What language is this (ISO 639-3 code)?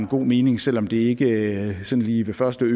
dan